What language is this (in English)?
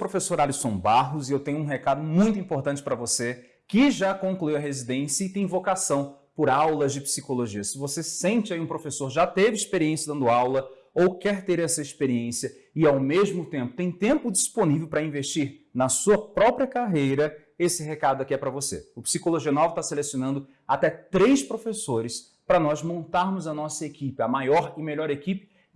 Portuguese